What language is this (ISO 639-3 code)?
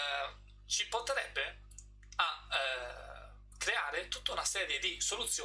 ita